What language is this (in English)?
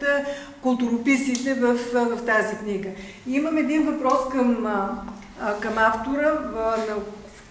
Bulgarian